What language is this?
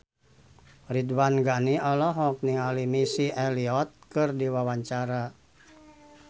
Sundanese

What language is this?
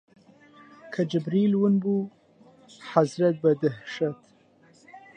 Central Kurdish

